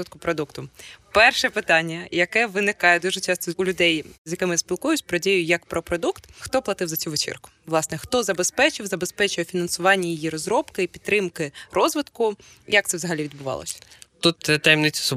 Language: Ukrainian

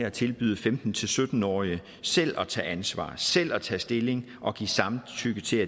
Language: Danish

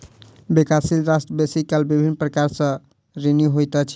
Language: Maithili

